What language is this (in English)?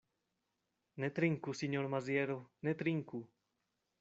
Esperanto